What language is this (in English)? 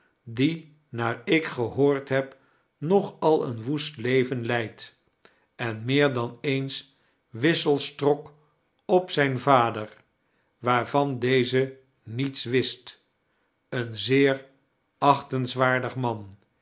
Dutch